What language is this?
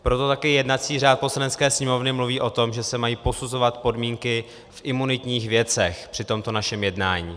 Czech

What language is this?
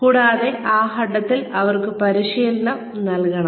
Malayalam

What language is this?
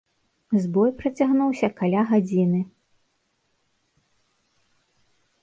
Belarusian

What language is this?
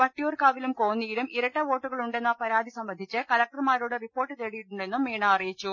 Malayalam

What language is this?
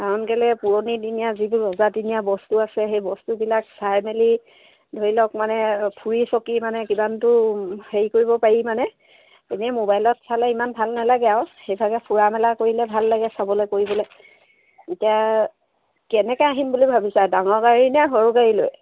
Assamese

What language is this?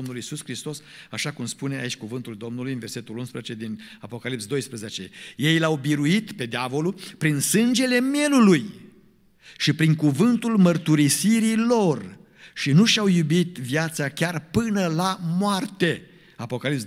Romanian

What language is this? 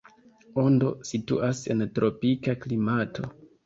Esperanto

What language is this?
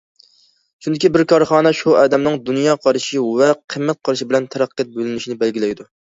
Uyghur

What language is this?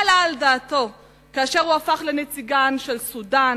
Hebrew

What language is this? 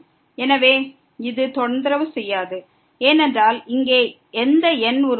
Tamil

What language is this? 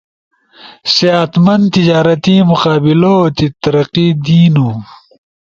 Ushojo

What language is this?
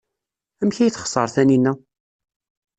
Kabyle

